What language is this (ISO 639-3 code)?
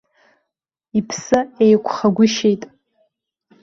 abk